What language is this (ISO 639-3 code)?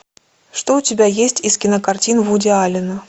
rus